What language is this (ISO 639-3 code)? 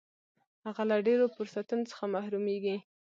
pus